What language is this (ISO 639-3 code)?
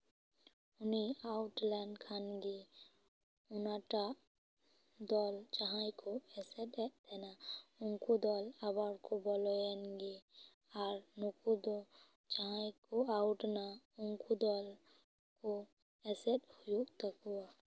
sat